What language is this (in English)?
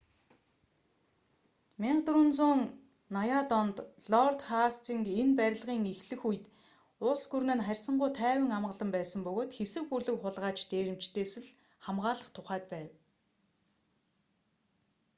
Mongolian